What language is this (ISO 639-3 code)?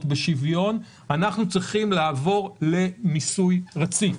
heb